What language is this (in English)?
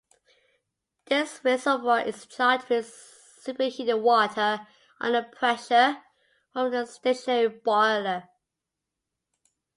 English